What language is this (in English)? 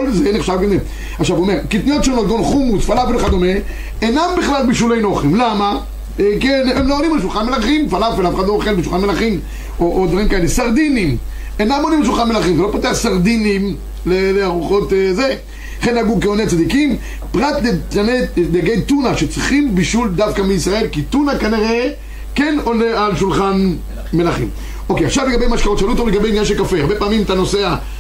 Hebrew